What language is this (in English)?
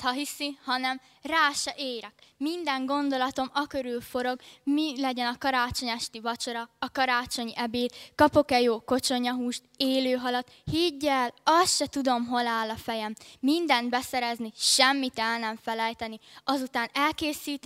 Hungarian